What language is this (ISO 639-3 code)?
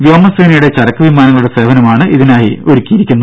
mal